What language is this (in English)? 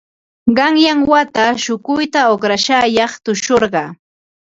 Ambo-Pasco Quechua